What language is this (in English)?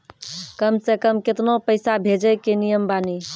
Maithili